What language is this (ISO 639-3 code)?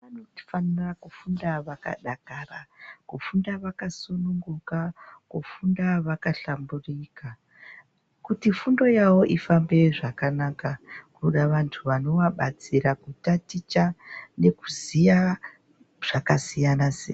ndc